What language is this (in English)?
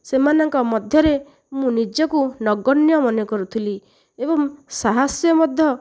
Odia